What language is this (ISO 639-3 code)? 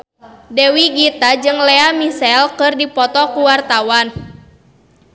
sun